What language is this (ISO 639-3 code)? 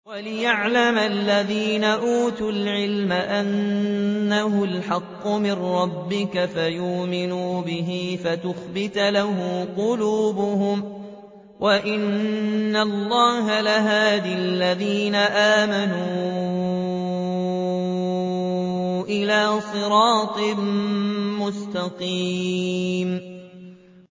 ara